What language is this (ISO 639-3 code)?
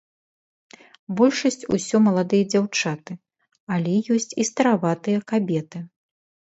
bel